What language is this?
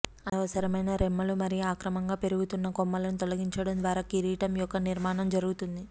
Telugu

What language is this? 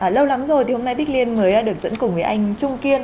Vietnamese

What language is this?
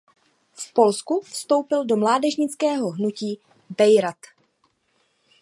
Czech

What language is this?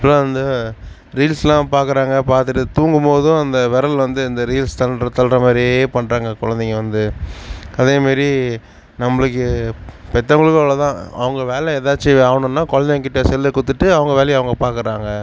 Tamil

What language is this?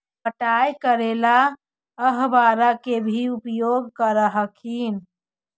Magahi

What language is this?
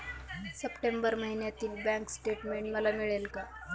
Marathi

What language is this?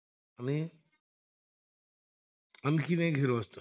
Marathi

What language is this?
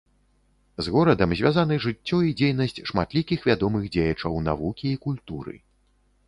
Belarusian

